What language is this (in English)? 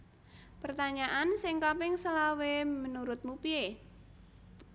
Javanese